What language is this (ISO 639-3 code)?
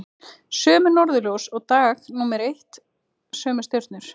isl